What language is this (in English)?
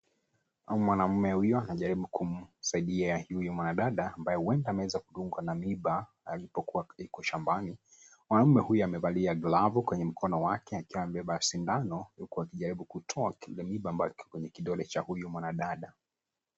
Swahili